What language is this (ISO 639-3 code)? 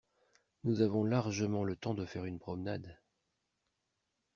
fra